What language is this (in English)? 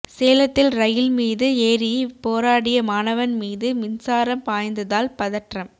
Tamil